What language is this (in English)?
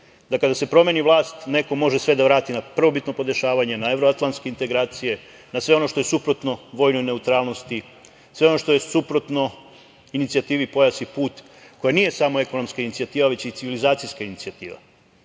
Serbian